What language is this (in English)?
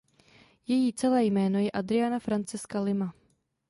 Czech